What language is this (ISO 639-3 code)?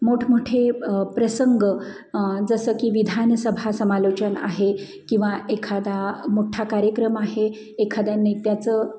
mar